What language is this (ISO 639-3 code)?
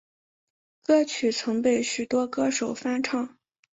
zho